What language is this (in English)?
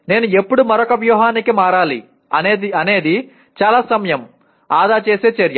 Telugu